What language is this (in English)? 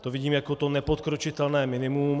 Czech